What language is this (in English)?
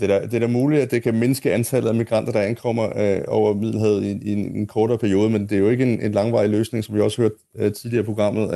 Danish